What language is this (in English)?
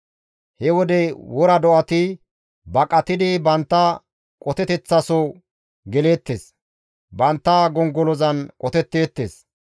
Gamo